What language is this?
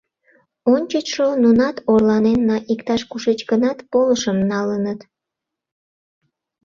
Mari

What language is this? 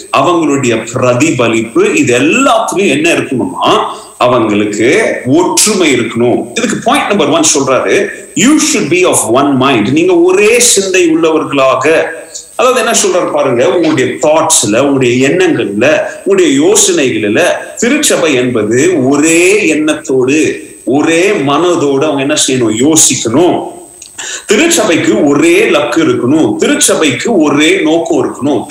Tamil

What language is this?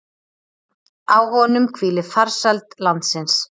Icelandic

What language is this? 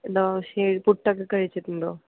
Malayalam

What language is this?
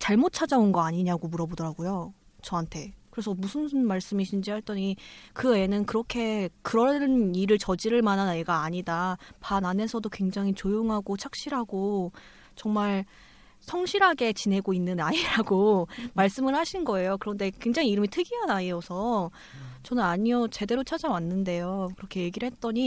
Korean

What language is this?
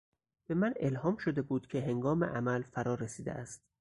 Persian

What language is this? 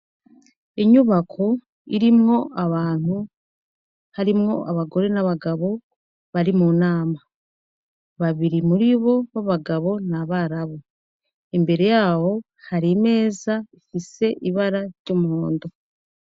Rundi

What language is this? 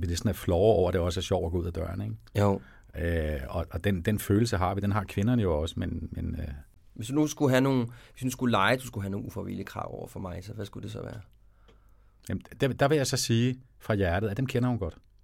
Danish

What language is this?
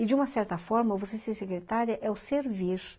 Portuguese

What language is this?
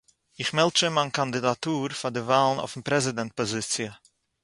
Yiddish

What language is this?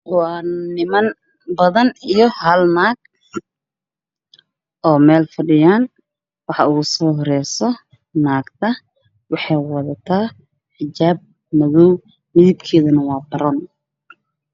Somali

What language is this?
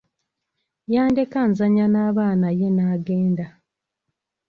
Ganda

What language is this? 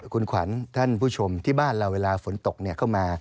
Thai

